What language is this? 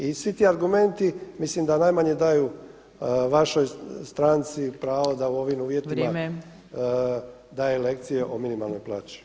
Croatian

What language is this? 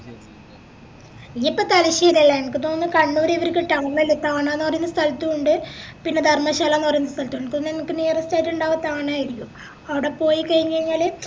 Malayalam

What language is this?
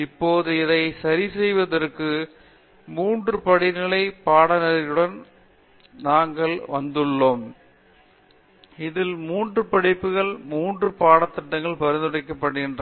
Tamil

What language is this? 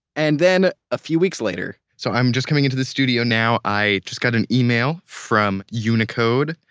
English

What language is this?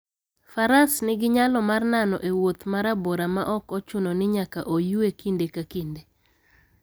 Luo (Kenya and Tanzania)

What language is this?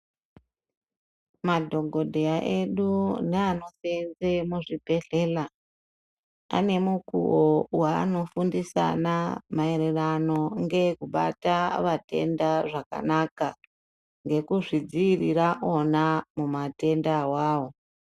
Ndau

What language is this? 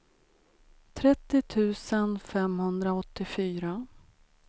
Swedish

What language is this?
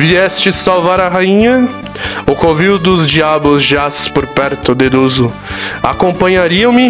Portuguese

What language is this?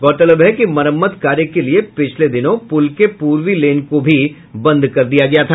Hindi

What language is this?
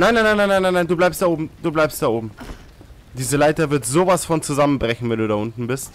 German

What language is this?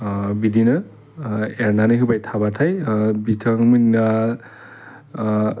Bodo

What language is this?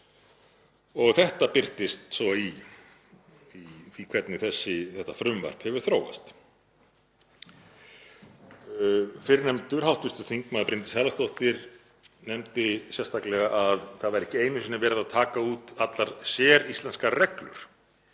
Icelandic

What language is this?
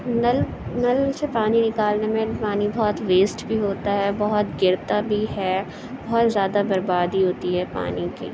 Urdu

